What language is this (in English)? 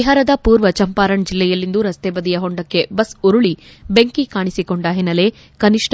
Kannada